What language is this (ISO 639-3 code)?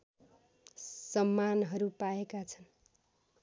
nep